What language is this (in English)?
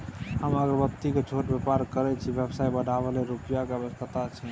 Maithili